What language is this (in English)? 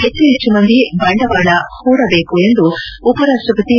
Kannada